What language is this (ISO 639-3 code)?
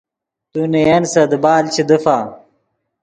ydg